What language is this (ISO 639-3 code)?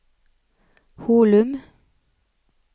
nor